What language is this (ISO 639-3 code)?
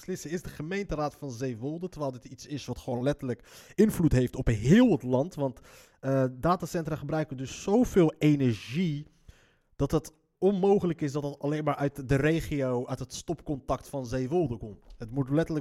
nld